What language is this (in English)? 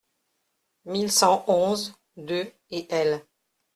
French